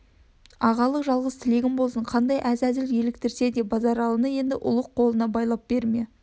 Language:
Kazakh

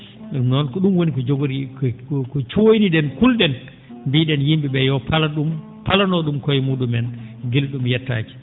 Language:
Fula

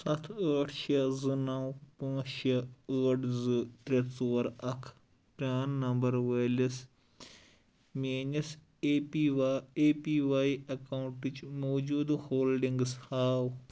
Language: Kashmiri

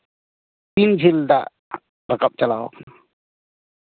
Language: Santali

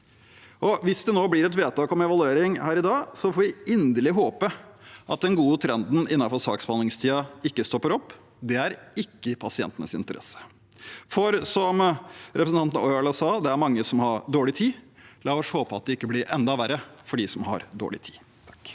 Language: Norwegian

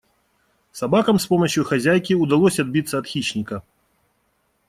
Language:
Russian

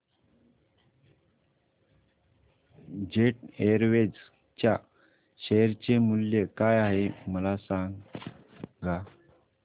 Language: Marathi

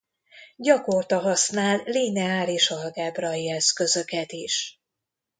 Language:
Hungarian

